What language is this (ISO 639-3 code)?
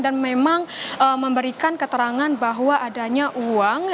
ind